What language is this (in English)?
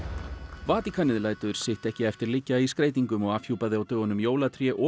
Icelandic